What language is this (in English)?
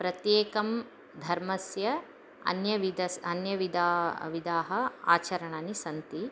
Sanskrit